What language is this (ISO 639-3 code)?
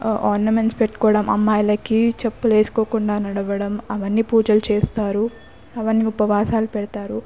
tel